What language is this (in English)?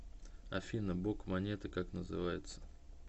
Russian